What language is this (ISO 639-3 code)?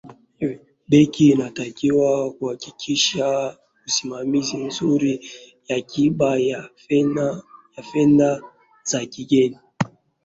swa